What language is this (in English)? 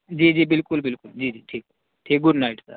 Urdu